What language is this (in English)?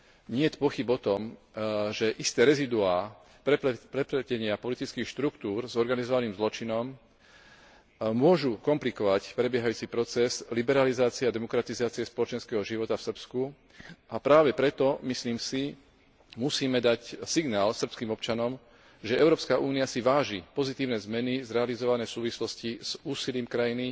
Slovak